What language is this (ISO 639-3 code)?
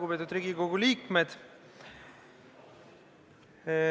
est